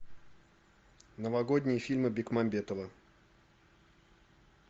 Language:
Russian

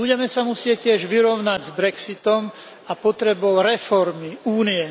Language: Slovak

